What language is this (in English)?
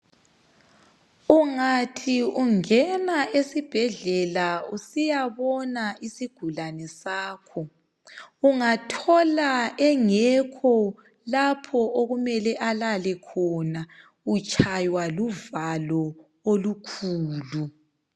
North Ndebele